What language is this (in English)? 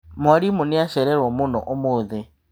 Kikuyu